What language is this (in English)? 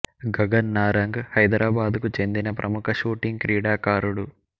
Telugu